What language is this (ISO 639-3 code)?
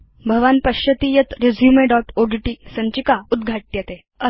san